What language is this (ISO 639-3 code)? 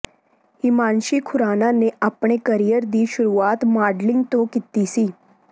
pan